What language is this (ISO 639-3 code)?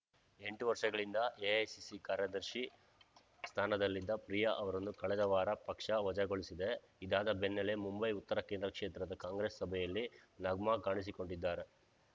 kan